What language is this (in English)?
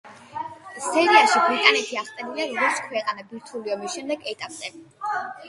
Georgian